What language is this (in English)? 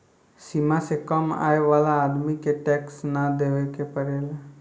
Bhojpuri